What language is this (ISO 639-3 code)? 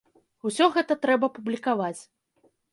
bel